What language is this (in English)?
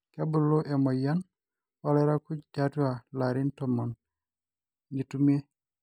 Masai